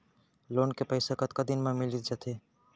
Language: Chhattisgarhi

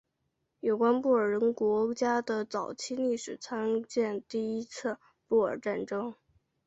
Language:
Chinese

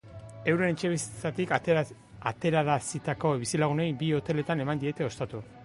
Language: Basque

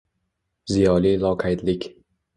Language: Uzbek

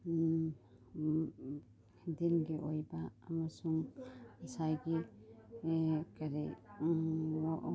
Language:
Manipuri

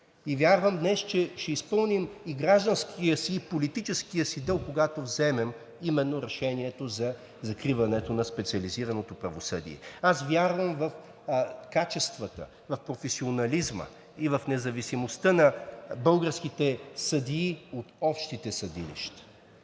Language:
Bulgarian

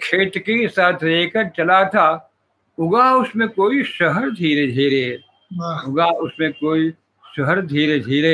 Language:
Hindi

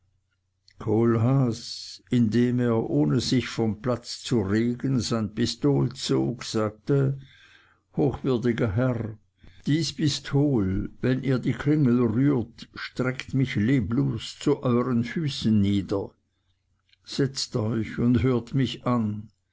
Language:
German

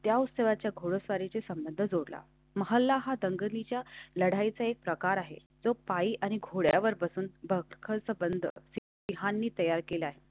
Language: Marathi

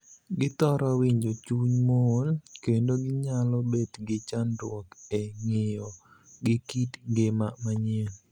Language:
Luo (Kenya and Tanzania)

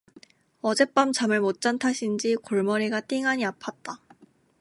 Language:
Korean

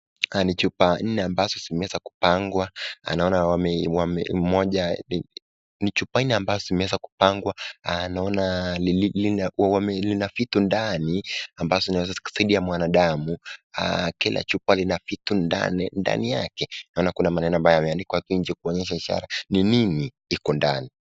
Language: Swahili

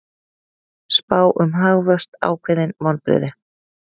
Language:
Icelandic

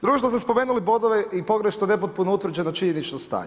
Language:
Croatian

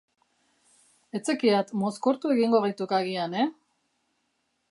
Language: Basque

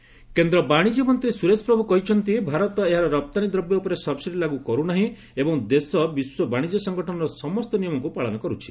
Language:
Odia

